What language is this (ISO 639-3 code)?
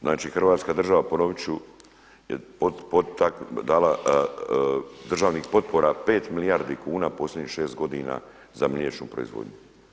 hrv